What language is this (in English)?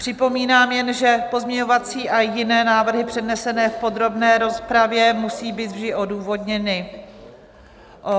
Czech